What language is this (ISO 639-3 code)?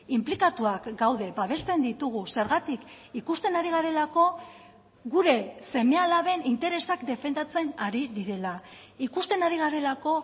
eus